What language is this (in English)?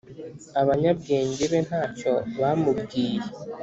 Kinyarwanda